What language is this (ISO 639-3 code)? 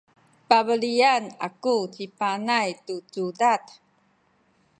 szy